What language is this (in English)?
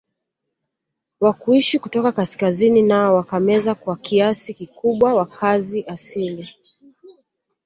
Swahili